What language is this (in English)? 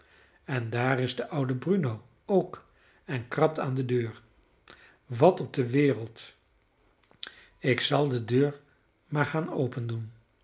Dutch